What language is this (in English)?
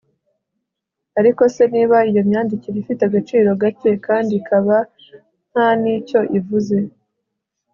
Kinyarwanda